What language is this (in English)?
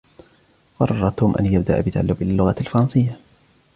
Arabic